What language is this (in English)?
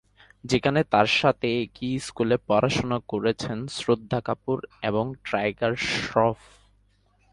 Bangla